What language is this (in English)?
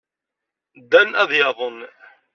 Kabyle